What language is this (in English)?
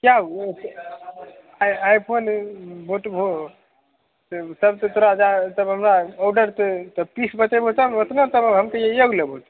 Maithili